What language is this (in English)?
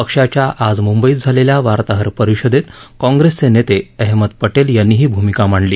Marathi